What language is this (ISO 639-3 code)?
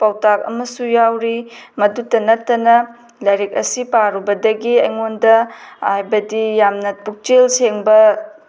mni